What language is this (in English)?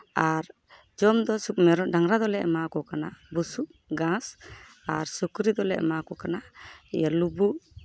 Santali